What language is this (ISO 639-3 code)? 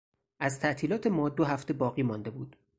fas